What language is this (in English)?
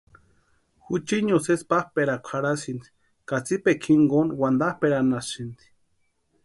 Western Highland Purepecha